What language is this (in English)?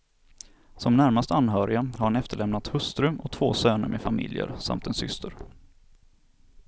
Swedish